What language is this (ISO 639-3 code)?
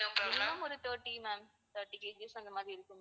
tam